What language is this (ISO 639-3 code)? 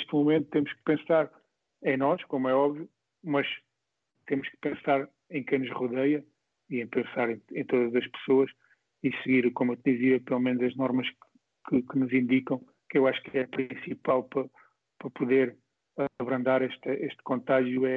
por